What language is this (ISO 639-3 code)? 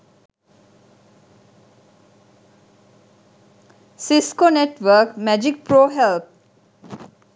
sin